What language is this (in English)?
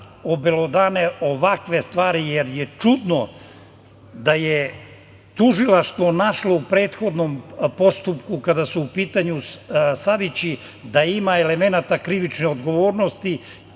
Serbian